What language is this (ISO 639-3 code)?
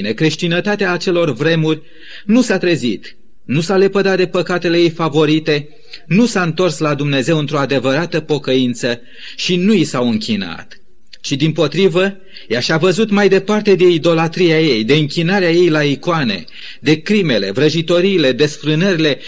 ron